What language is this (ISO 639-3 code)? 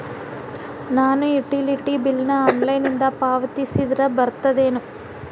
kan